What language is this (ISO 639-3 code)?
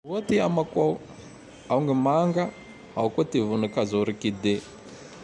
tdx